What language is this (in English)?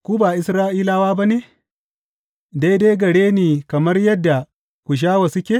Hausa